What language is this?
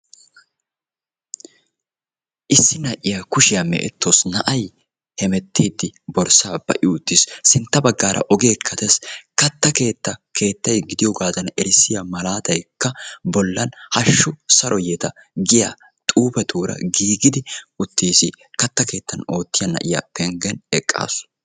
Wolaytta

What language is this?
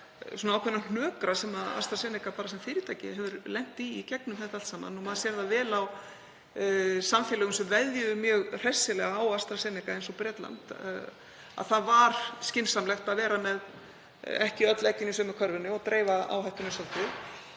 Icelandic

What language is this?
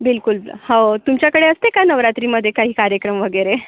Marathi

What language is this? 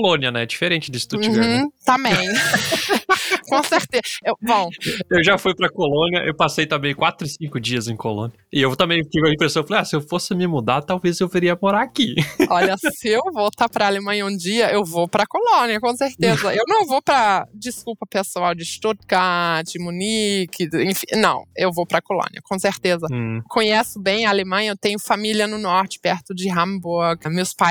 Portuguese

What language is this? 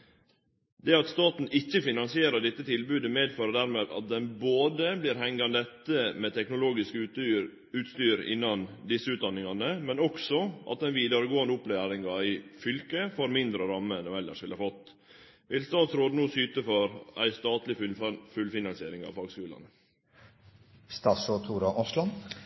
Norwegian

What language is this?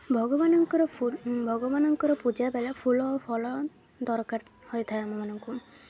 Odia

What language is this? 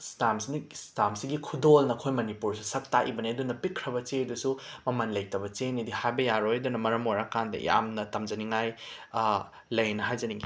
Manipuri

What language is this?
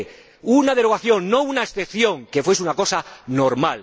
Spanish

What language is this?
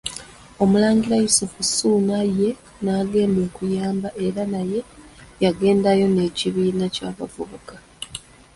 Ganda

